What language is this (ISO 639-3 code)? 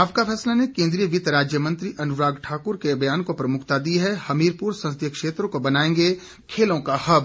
hin